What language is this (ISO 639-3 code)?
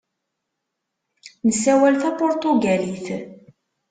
kab